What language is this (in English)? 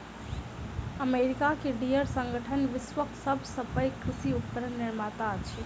Maithili